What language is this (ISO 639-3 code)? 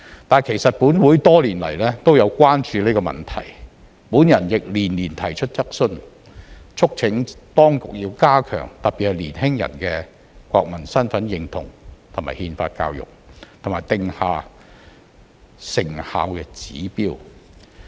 yue